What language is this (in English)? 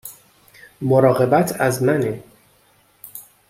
Persian